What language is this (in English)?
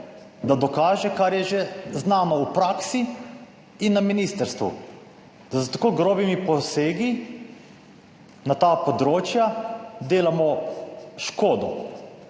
Slovenian